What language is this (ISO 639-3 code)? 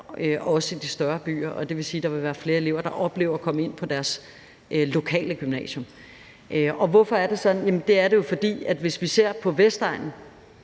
dan